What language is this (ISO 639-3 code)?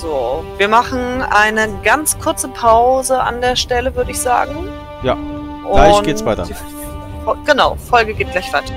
deu